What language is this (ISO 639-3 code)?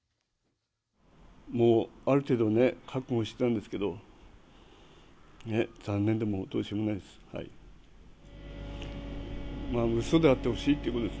jpn